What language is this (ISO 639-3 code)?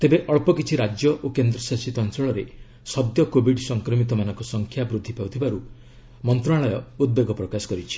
ori